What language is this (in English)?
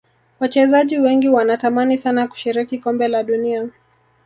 Swahili